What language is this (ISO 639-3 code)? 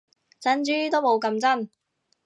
yue